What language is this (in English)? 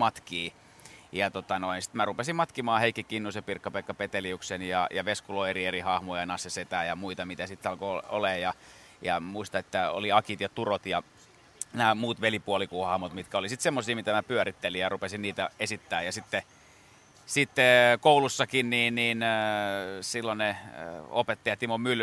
Finnish